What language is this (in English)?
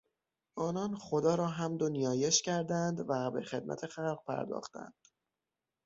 Persian